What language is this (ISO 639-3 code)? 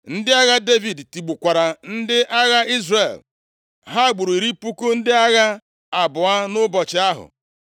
ibo